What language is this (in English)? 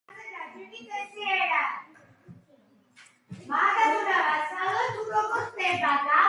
Georgian